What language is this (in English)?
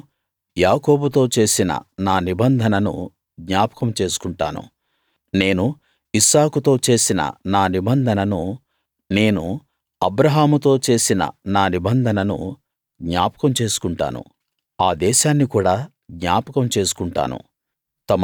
Telugu